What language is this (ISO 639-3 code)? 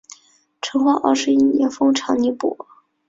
zho